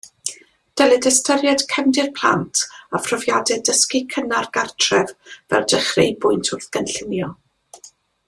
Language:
Welsh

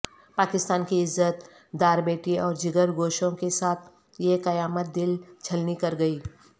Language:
Urdu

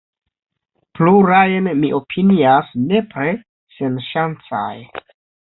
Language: Esperanto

